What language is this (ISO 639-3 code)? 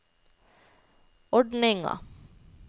nor